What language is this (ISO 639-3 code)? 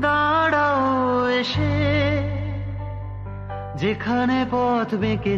hin